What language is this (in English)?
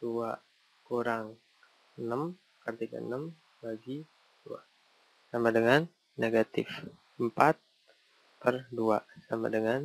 Indonesian